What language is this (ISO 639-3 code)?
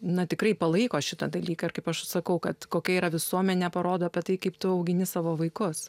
lit